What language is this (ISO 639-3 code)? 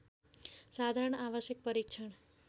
nep